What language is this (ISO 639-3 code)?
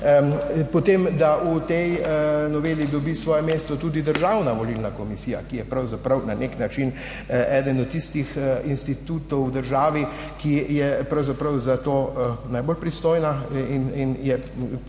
slv